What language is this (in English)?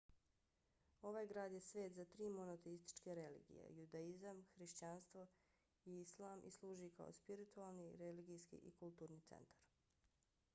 Bosnian